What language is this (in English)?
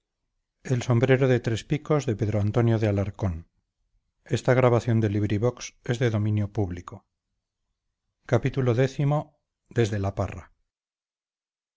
Spanish